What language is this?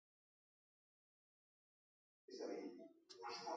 Catalan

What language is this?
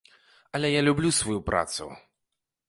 Belarusian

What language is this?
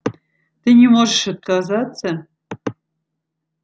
Russian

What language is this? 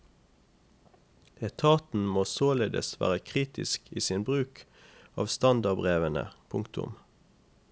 Norwegian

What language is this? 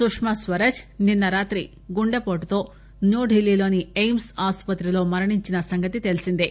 Telugu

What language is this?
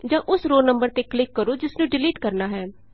Punjabi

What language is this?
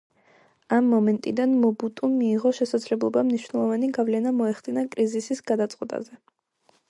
Georgian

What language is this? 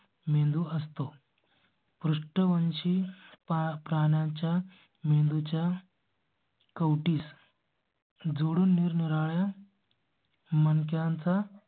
Marathi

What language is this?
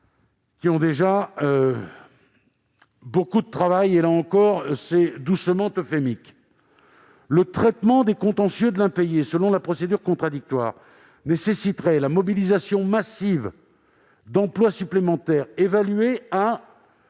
French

